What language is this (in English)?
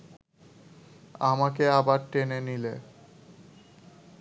Bangla